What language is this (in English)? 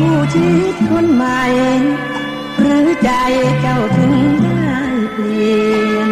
Thai